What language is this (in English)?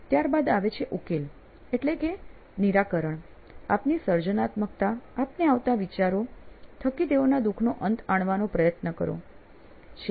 Gujarati